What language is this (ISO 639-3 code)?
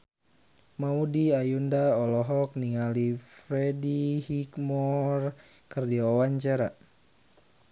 sun